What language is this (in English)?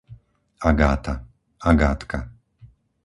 Slovak